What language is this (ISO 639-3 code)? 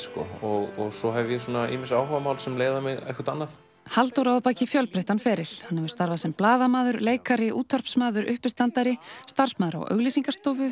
isl